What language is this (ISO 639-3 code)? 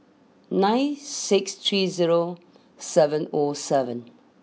eng